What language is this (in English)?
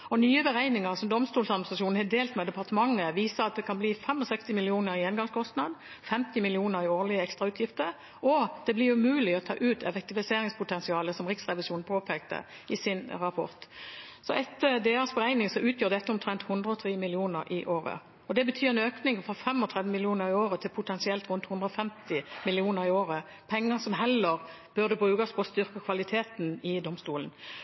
Norwegian Bokmål